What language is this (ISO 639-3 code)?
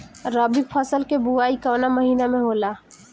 bho